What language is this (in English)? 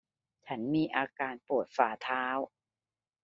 Thai